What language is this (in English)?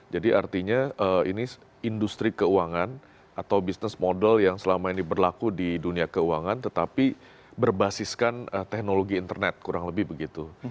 Indonesian